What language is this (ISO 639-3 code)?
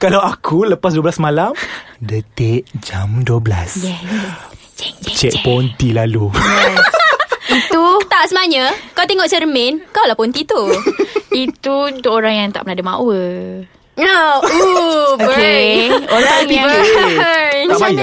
msa